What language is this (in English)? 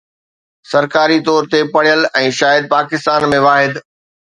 Sindhi